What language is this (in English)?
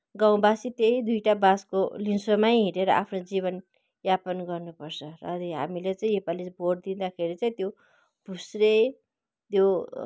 Nepali